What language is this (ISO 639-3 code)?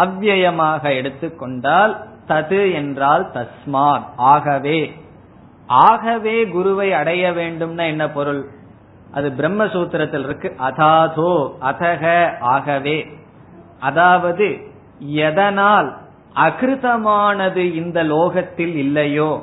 tam